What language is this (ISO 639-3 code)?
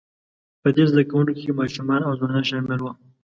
pus